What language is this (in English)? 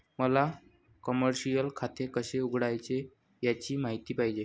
Marathi